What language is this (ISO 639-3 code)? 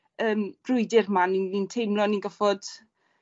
cym